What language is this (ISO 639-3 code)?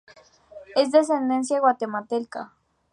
spa